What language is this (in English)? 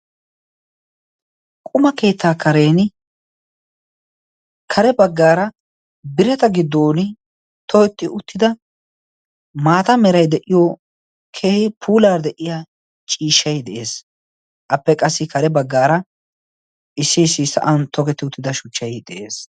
Wolaytta